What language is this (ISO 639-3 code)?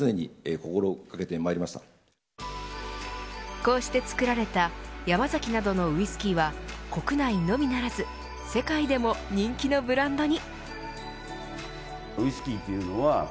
jpn